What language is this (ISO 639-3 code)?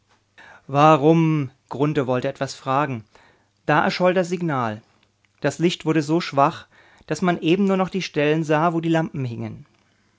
deu